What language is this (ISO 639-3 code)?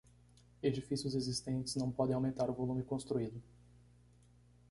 por